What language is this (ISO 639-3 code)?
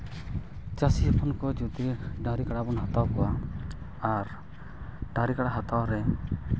sat